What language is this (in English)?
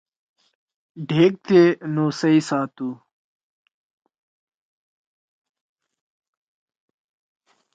Torwali